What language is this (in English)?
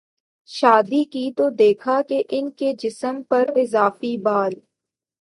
Urdu